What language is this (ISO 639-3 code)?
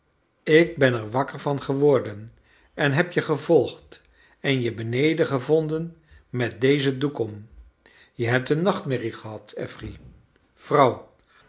nld